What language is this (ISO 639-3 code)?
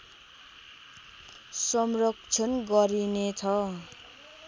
nep